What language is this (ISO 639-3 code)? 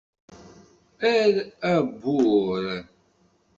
kab